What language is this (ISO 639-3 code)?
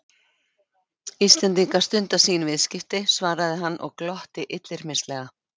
isl